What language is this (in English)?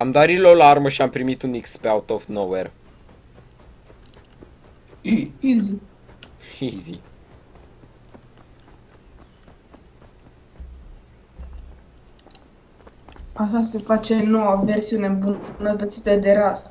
Romanian